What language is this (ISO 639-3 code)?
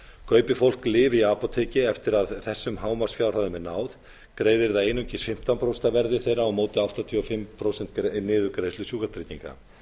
isl